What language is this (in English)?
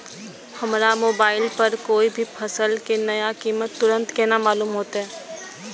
Maithili